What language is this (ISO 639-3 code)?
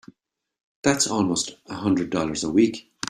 eng